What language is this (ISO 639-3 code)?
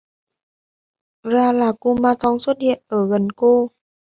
vie